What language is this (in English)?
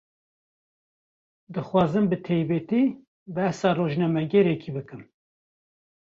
Kurdish